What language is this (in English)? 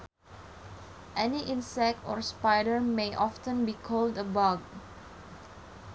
Sundanese